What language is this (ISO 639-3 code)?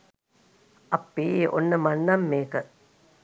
sin